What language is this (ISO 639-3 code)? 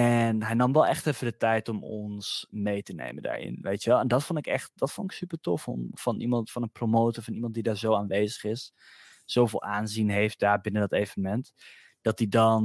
nld